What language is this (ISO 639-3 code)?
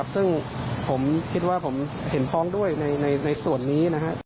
tha